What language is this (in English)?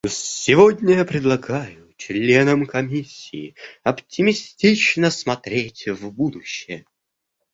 Russian